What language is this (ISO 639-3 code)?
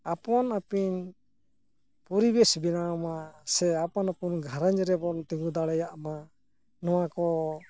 sat